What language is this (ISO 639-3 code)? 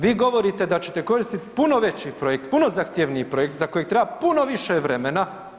hrv